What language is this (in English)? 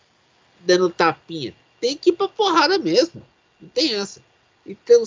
Portuguese